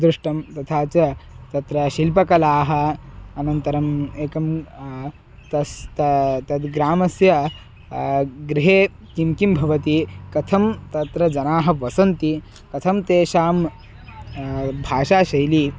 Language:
Sanskrit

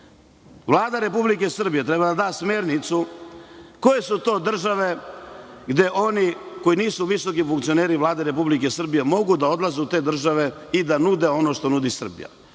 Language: Serbian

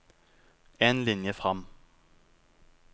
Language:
Norwegian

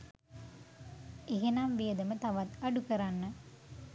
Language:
Sinhala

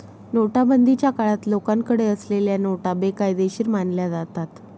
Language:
Marathi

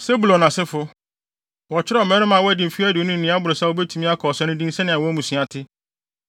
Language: Akan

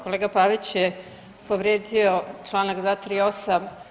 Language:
Croatian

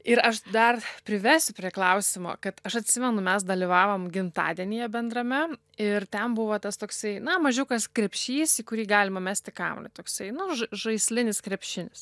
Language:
Lithuanian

